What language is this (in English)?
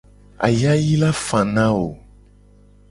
Gen